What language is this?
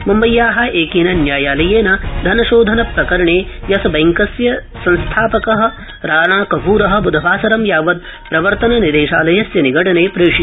Sanskrit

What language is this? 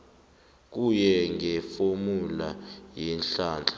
South Ndebele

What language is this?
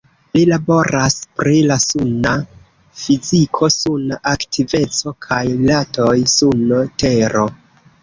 Esperanto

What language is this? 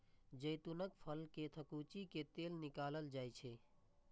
Maithili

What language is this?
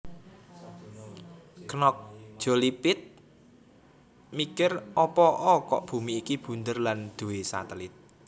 Javanese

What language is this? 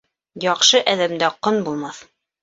Bashkir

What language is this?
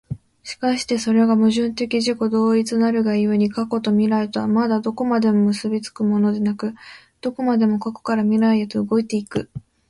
Japanese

